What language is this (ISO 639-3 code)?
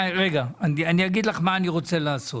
heb